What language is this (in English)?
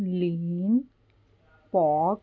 Punjabi